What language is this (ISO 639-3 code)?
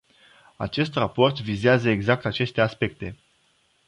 ron